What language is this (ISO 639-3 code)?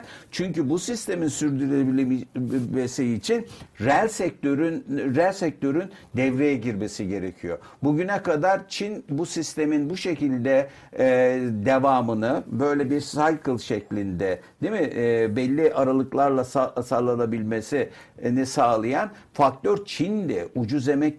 tur